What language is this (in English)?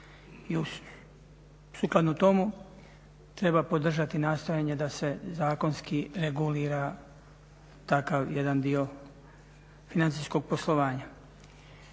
Croatian